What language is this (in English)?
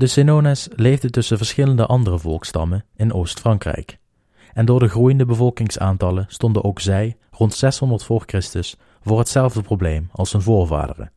Dutch